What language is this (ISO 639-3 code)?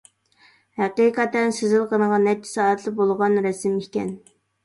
uig